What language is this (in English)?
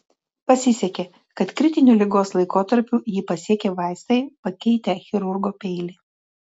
Lithuanian